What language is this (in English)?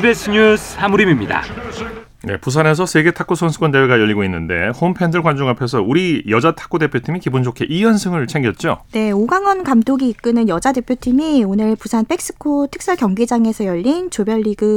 Korean